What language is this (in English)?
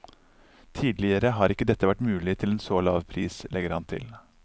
Norwegian